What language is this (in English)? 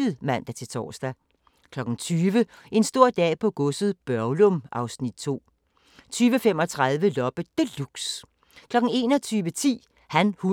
Danish